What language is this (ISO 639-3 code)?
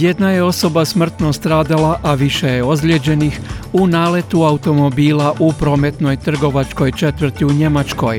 hrv